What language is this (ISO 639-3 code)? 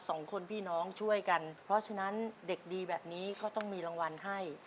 tha